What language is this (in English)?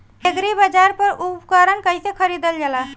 Bhojpuri